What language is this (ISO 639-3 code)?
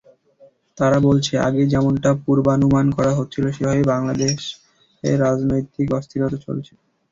ben